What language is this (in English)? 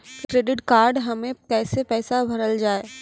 Maithili